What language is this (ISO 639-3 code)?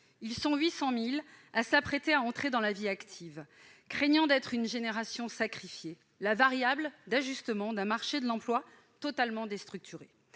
fra